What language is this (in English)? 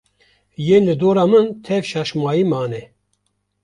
Kurdish